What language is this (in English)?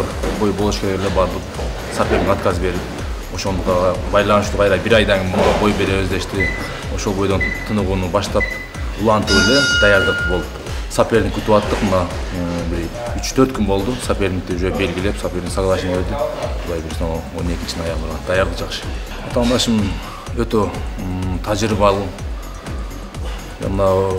Turkish